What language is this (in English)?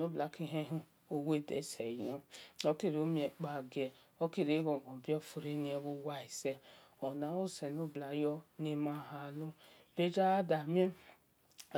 Esan